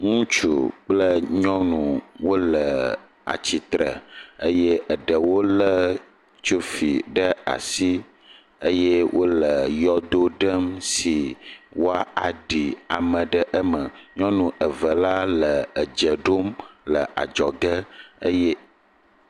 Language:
Ewe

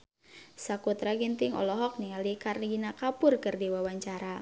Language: Sundanese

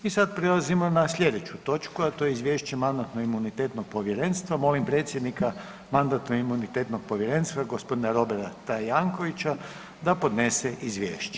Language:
Croatian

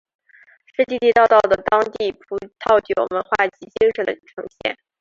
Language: Chinese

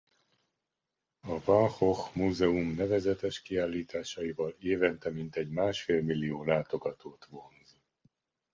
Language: Hungarian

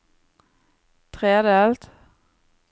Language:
Norwegian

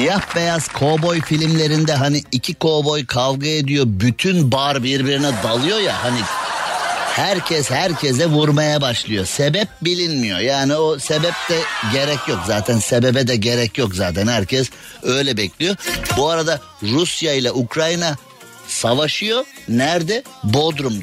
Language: Turkish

